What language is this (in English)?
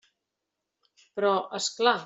Catalan